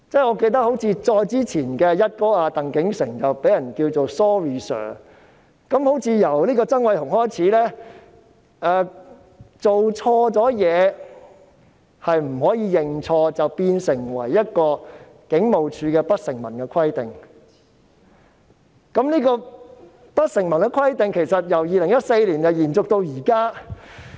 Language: Cantonese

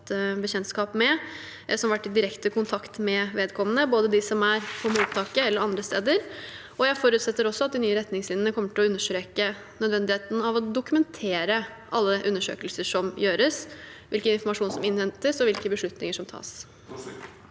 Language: Norwegian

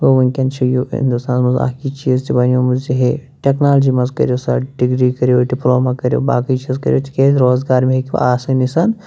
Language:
Kashmiri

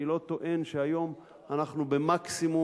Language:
Hebrew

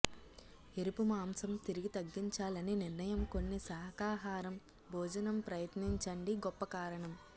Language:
Telugu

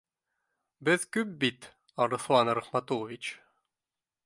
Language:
Bashkir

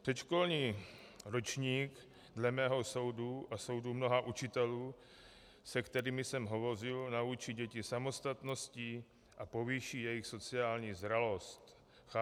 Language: Czech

